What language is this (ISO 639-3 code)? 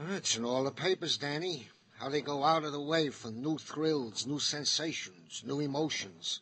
eng